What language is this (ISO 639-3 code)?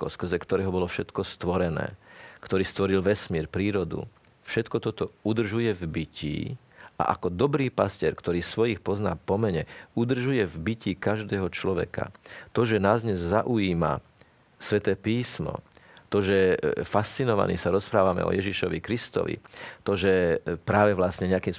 slk